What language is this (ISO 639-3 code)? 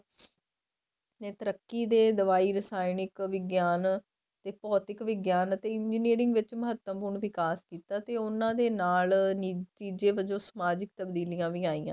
pan